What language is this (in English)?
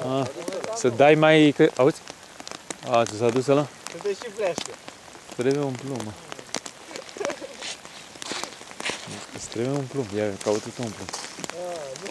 Romanian